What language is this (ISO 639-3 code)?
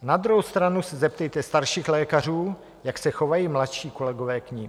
ces